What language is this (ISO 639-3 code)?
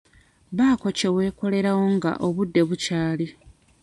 lug